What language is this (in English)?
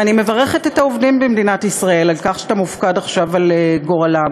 Hebrew